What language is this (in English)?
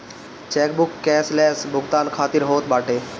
Bhojpuri